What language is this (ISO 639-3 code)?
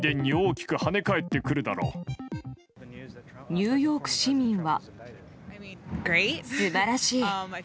jpn